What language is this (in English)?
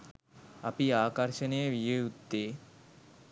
Sinhala